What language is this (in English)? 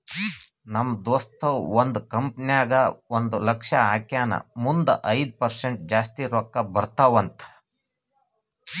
Kannada